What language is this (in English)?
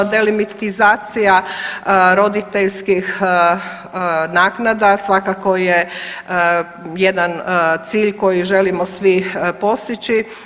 Croatian